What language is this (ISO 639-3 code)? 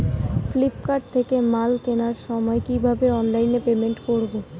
ben